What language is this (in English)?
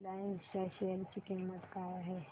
Marathi